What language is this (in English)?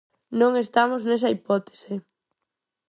Galician